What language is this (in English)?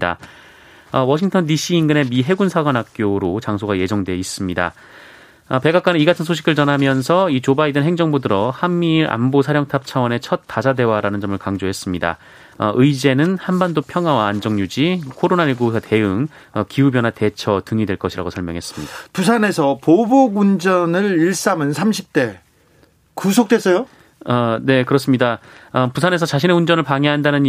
Korean